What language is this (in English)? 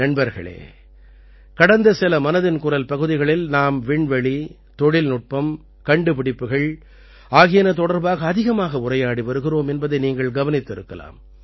Tamil